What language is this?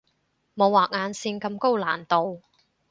Cantonese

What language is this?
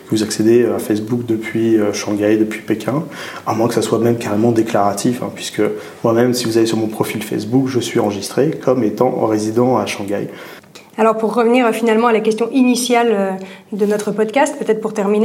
French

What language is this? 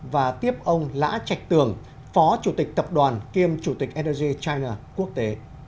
Vietnamese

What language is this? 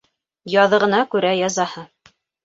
Bashkir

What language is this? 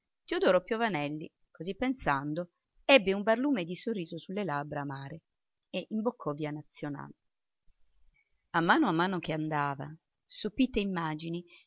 Italian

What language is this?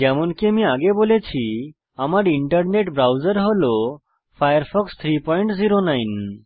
Bangla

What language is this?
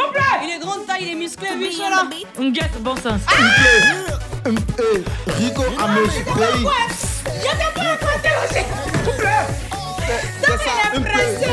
French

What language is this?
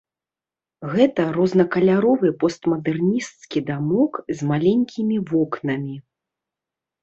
Belarusian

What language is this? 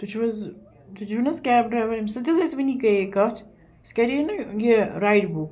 Kashmiri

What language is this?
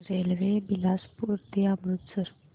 Marathi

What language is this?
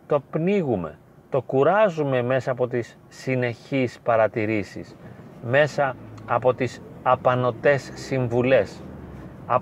Greek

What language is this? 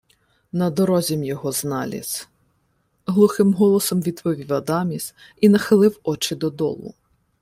Ukrainian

